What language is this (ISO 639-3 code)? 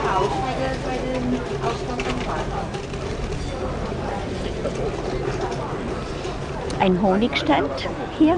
deu